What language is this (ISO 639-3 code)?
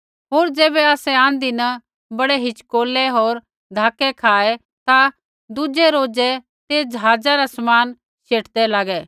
kfx